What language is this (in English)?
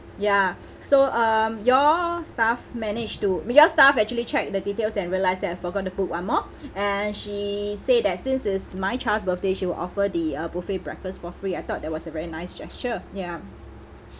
English